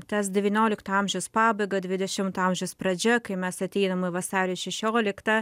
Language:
Lithuanian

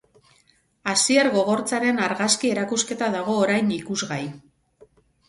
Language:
Basque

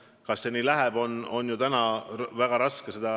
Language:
Estonian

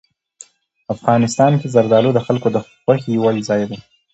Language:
Pashto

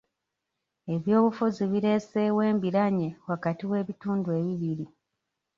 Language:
Ganda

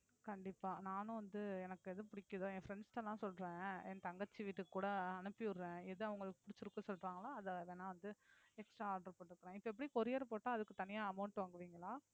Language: Tamil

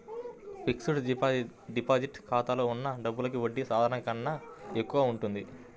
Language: Telugu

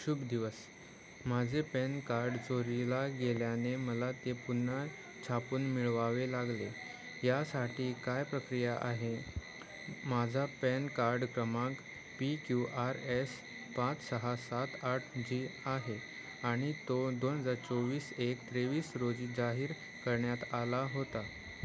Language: Marathi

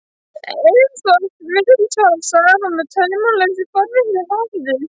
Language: Icelandic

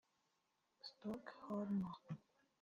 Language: Kinyarwanda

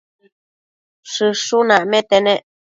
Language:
Matsés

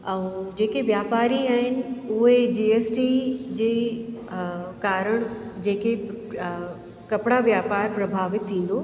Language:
Sindhi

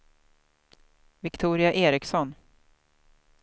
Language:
Swedish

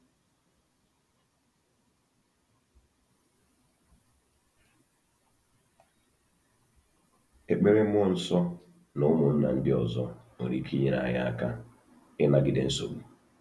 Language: Igbo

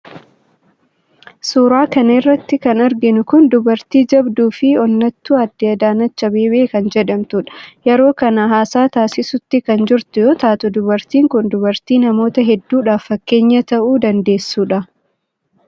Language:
Oromo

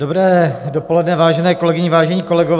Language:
Czech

